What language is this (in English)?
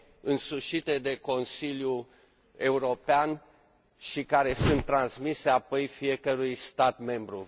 Romanian